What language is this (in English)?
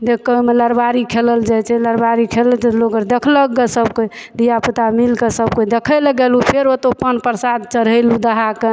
Maithili